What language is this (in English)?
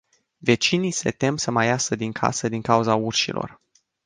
Romanian